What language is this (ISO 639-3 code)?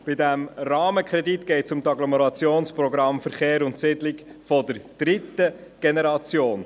gsw